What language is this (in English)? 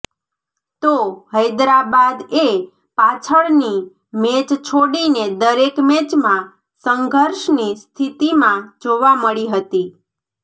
Gujarati